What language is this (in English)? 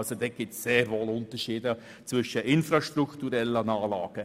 Swiss German